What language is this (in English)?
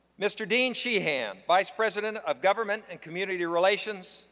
English